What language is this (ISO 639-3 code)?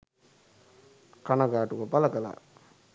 sin